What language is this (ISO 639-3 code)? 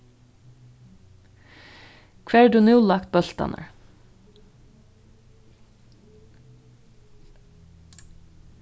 fao